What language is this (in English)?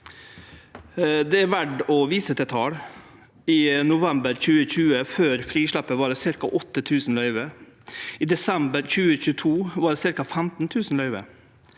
Norwegian